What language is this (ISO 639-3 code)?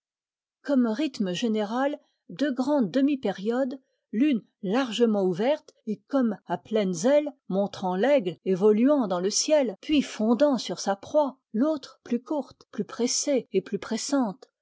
fra